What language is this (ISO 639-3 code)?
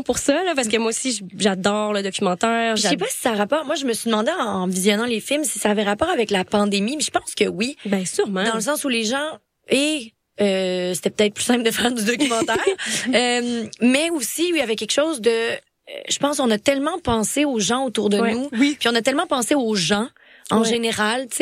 fra